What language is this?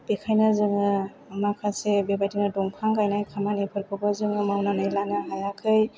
Bodo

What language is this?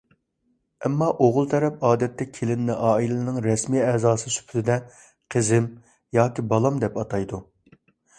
Uyghur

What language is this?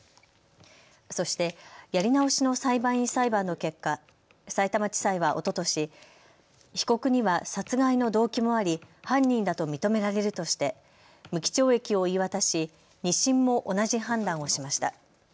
Japanese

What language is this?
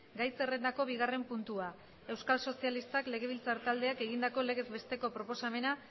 Basque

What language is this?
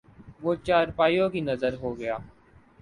Urdu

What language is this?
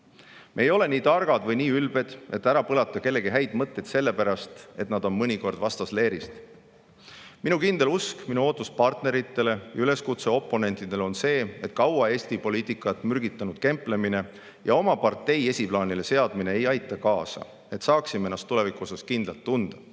Estonian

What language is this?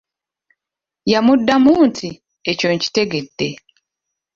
Ganda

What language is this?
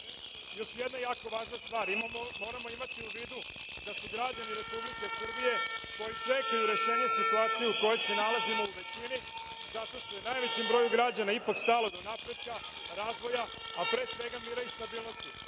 Serbian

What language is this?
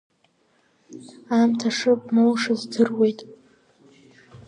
Abkhazian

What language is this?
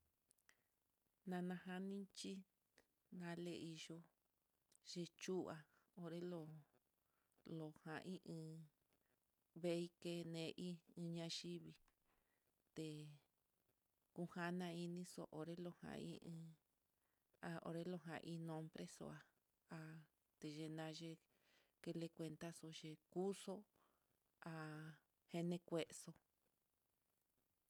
Mitlatongo Mixtec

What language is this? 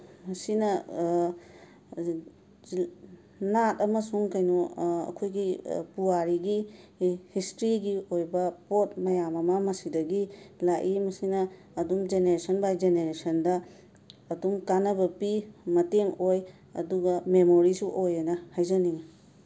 Manipuri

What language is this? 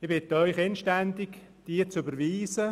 Swiss German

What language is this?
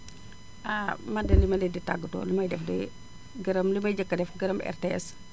Wolof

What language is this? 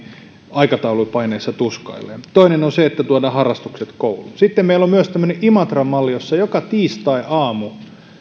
Finnish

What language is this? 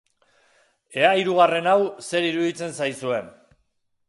Basque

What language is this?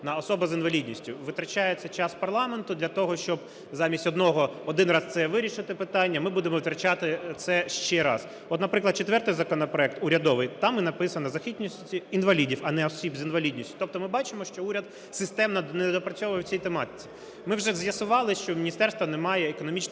Ukrainian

